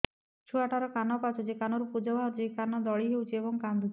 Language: Odia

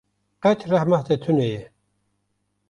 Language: Kurdish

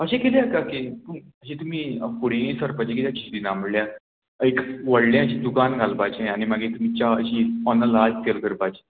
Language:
Konkani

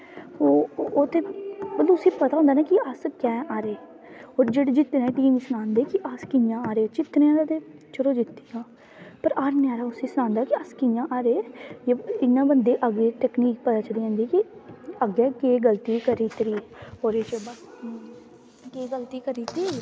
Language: Dogri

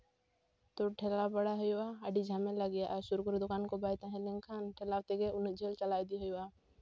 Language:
Santali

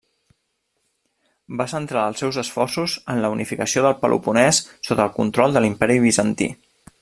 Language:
Catalan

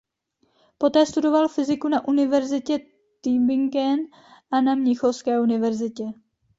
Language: Czech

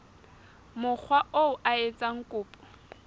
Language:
Southern Sotho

